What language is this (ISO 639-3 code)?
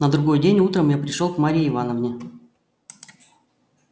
rus